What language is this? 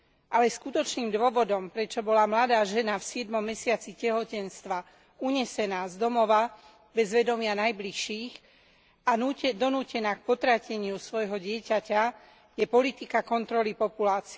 Slovak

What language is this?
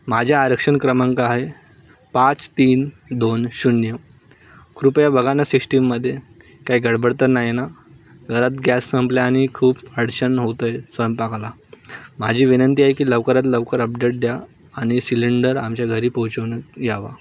Marathi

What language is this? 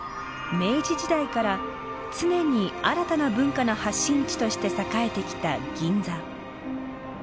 Japanese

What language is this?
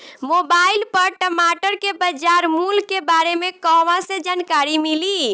Bhojpuri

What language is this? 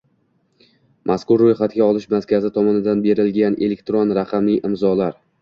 Uzbek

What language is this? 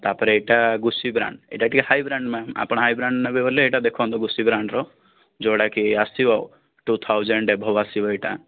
Odia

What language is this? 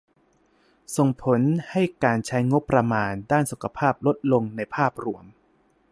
Thai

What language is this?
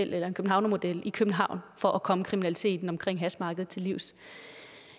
Danish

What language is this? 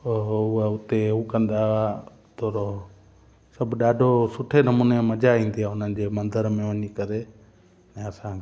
Sindhi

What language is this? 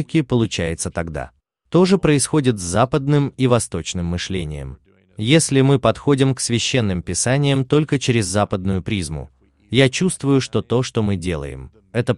Russian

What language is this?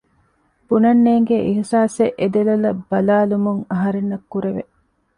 Divehi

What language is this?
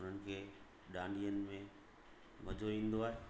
Sindhi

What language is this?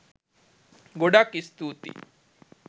Sinhala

